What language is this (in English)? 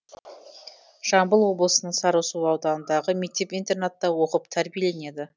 Kazakh